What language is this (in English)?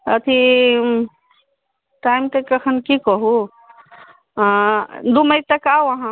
Maithili